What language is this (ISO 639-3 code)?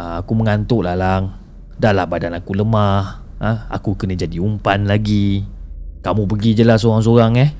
msa